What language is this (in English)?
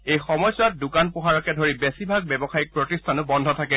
Assamese